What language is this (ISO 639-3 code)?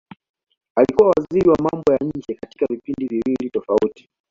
swa